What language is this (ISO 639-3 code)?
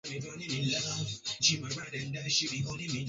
swa